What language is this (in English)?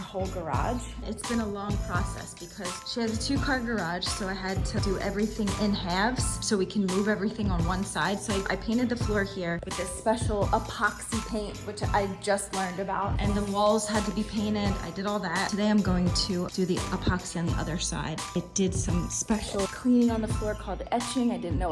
English